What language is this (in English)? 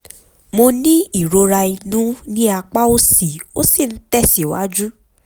Yoruba